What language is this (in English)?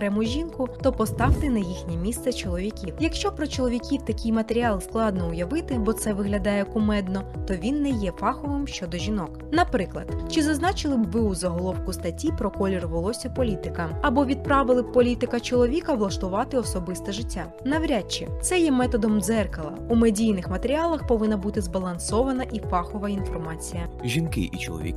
Ukrainian